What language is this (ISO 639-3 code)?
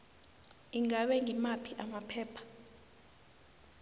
nbl